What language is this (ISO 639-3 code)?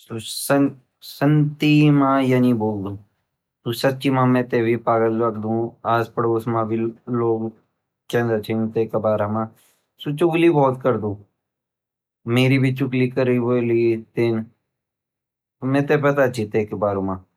gbm